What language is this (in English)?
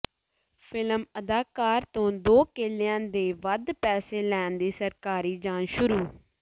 Punjabi